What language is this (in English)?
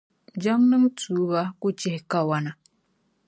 Dagbani